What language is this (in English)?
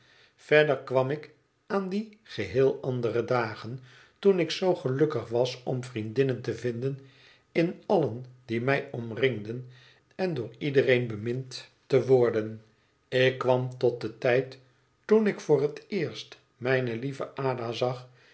Dutch